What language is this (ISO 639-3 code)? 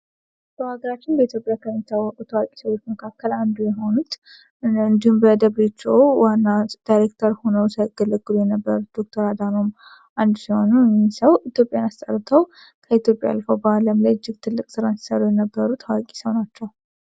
amh